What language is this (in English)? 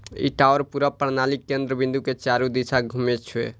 Maithili